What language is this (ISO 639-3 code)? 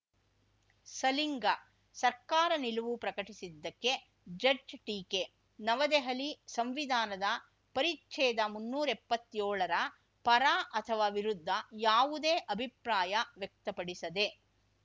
kan